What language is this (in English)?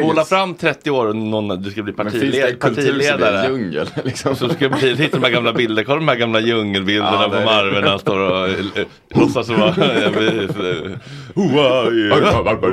Swedish